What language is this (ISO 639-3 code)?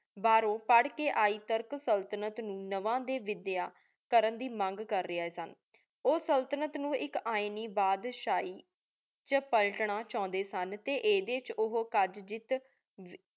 pan